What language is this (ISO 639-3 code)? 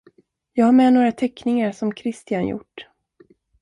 swe